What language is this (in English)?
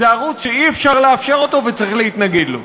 Hebrew